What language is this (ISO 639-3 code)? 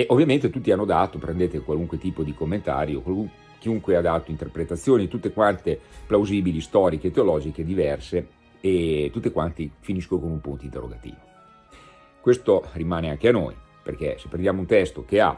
ita